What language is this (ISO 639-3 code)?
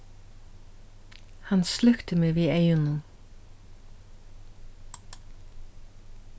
fao